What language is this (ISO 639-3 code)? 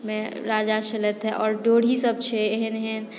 mai